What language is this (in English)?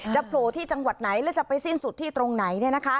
Thai